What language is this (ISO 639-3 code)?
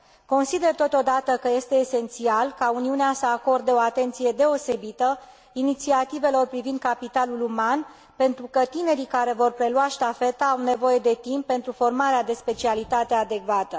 ron